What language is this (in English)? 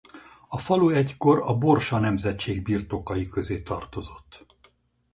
Hungarian